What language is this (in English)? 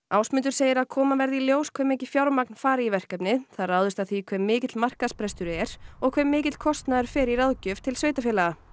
Icelandic